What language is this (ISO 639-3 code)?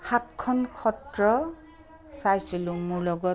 asm